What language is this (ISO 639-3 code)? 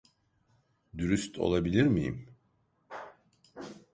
tur